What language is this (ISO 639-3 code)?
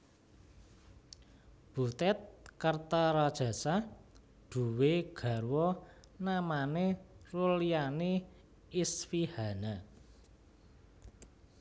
jav